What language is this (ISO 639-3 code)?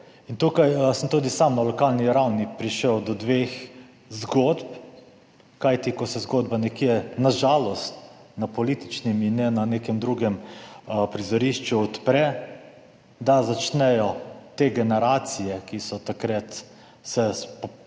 slv